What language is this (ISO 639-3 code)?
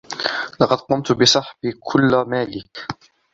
ara